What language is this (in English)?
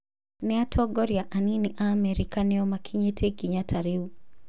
Kikuyu